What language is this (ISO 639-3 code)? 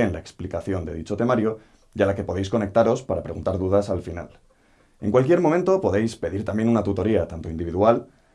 spa